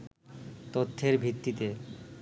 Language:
Bangla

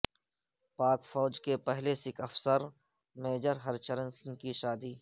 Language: Urdu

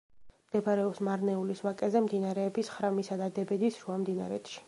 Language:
Georgian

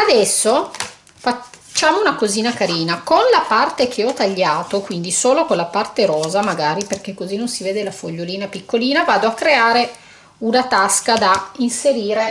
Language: Italian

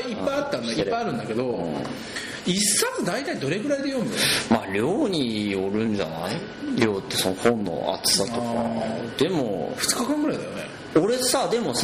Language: Japanese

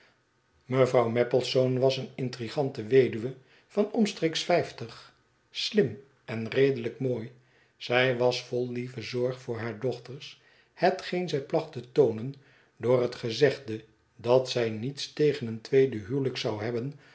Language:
Dutch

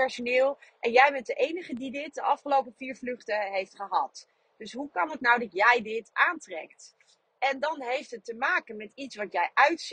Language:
Dutch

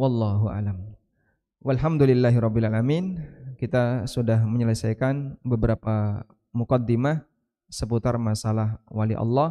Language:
Indonesian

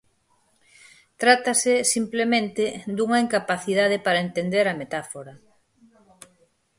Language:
Galician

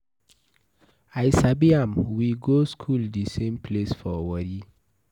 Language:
Nigerian Pidgin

